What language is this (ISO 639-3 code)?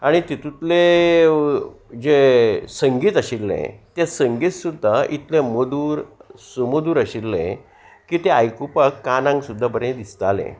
kok